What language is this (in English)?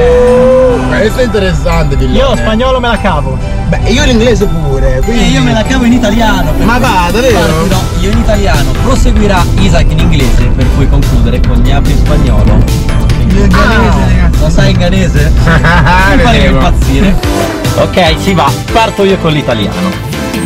Italian